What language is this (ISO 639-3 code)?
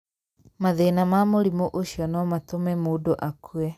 kik